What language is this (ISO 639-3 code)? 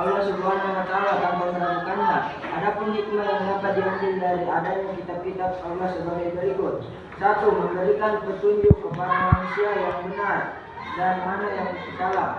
ind